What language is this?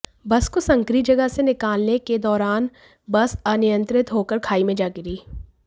Hindi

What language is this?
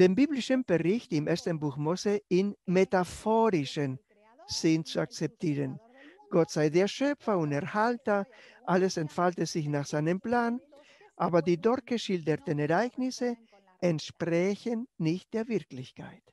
German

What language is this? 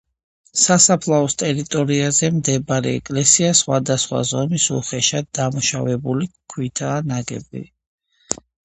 Georgian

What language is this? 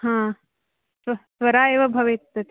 Sanskrit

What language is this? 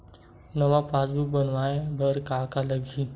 Chhattisgarhi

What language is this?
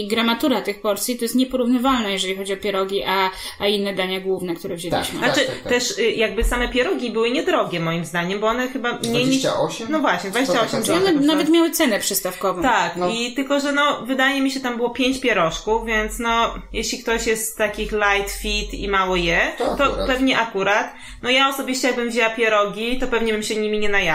Polish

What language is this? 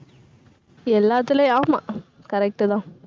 Tamil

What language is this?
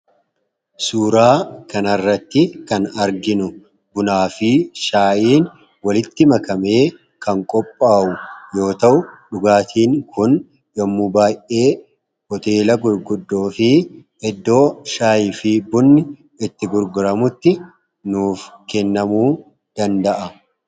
Oromo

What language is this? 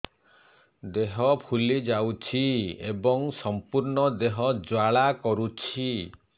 Odia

